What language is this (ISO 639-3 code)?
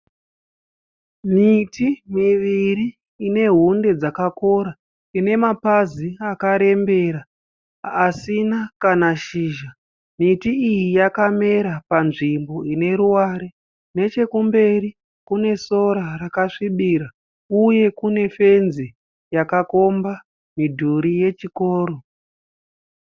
sna